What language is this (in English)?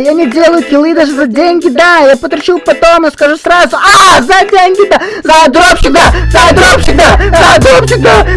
Russian